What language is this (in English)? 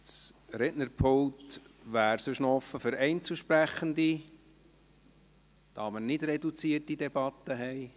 Swiss German